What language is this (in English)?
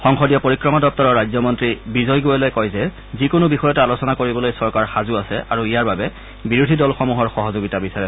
Assamese